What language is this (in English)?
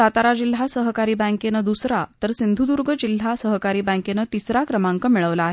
Marathi